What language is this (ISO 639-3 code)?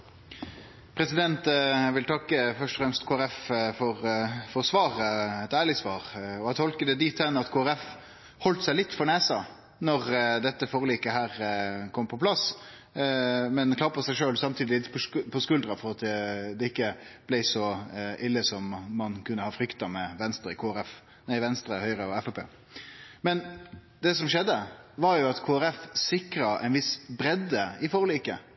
nor